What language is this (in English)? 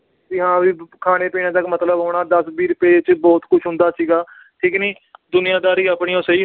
Punjabi